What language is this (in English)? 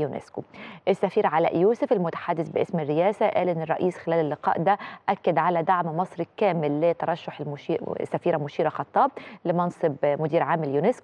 Arabic